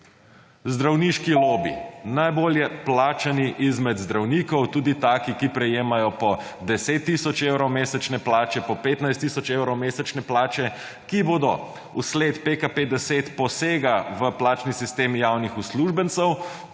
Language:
Slovenian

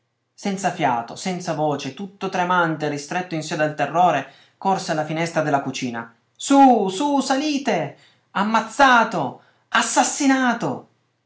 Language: Italian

